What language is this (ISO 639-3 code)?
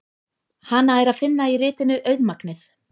isl